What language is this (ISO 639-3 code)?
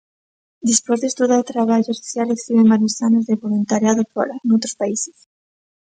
glg